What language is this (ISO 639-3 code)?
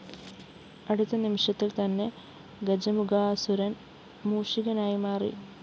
mal